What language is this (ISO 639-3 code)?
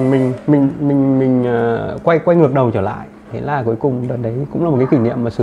vie